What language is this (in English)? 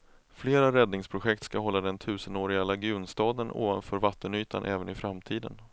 Swedish